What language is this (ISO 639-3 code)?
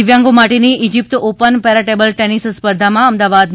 guj